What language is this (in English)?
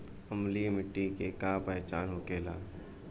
Bhojpuri